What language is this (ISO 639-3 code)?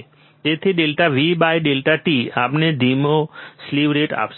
guj